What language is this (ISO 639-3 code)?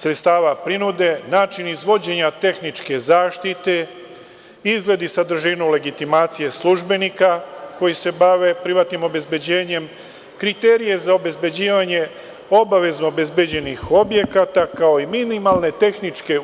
srp